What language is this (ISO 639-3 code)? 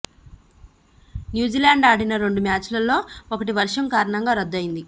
tel